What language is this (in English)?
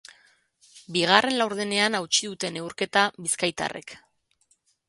Basque